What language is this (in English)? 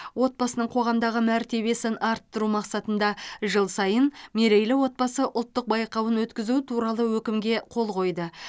Kazakh